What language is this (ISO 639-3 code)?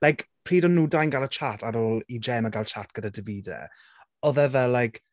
cym